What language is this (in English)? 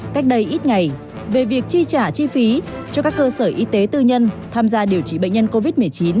Vietnamese